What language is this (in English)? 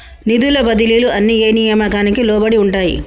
Telugu